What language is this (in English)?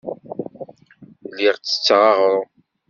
Kabyle